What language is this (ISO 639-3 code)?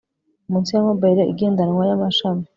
kin